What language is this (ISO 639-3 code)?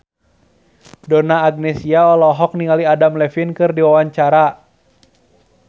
sun